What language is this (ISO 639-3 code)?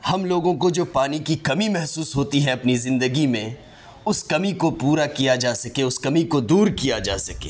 urd